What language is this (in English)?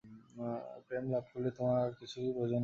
Bangla